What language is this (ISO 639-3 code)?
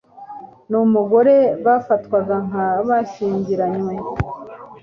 kin